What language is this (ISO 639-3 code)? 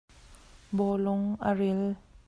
cnh